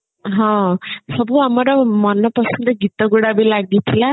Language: Odia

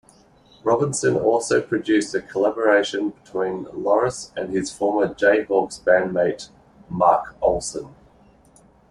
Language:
English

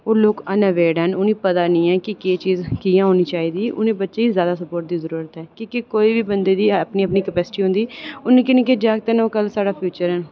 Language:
Dogri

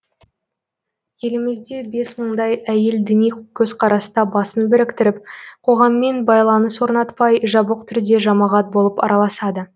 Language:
Kazakh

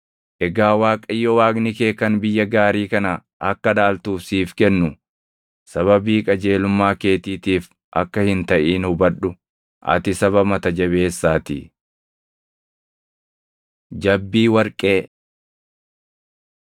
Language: Oromo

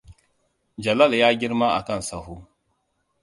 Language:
Hausa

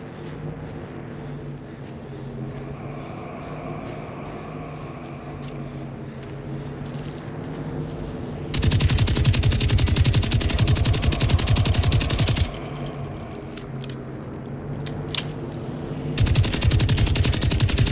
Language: German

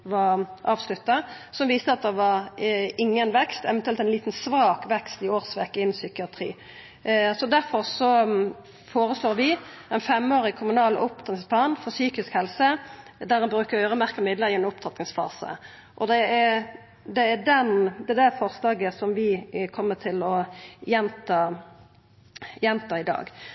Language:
Norwegian Nynorsk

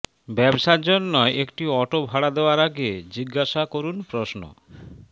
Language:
Bangla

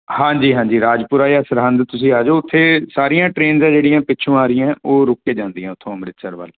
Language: Punjabi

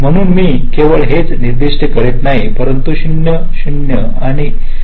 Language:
Marathi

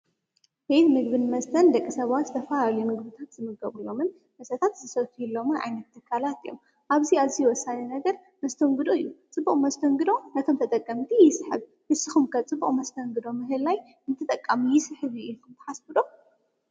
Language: Tigrinya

